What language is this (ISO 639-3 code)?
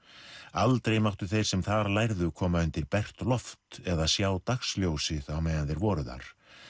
isl